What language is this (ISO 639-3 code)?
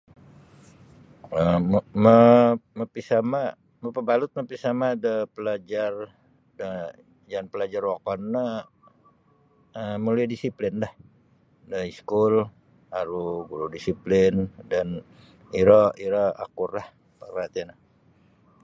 bsy